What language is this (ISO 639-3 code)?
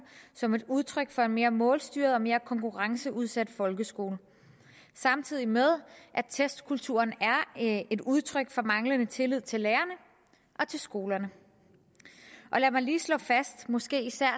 dan